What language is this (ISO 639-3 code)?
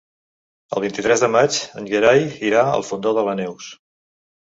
cat